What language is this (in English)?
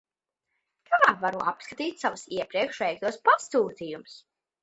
Latvian